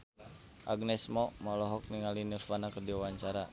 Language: Sundanese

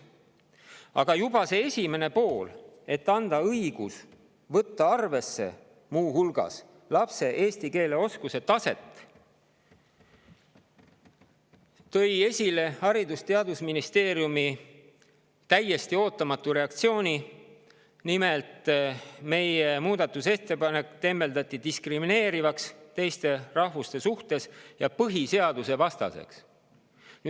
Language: Estonian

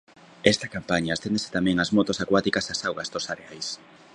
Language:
Galician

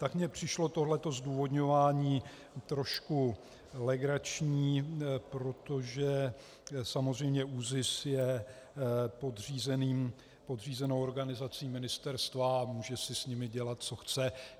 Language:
Czech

